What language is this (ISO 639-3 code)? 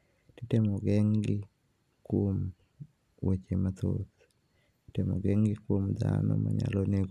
luo